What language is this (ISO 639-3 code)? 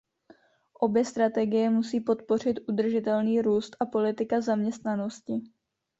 ces